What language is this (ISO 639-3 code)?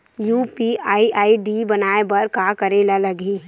hne